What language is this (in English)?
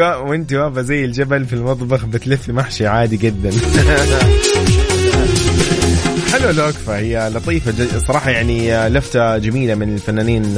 Arabic